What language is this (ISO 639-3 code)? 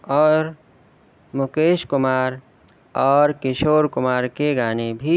urd